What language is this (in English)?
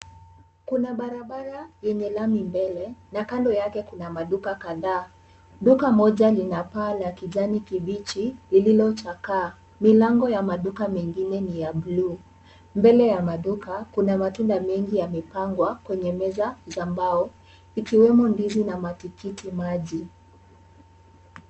Swahili